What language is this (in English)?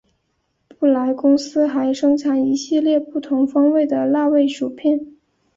Chinese